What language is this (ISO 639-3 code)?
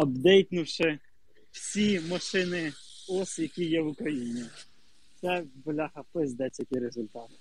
ukr